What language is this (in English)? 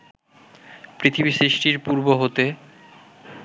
Bangla